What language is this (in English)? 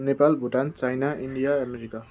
Nepali